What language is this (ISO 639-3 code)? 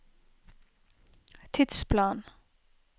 nor